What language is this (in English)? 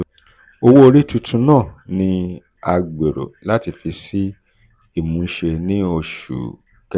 Yoruba